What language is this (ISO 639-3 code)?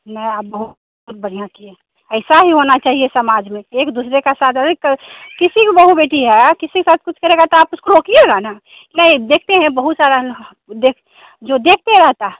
hin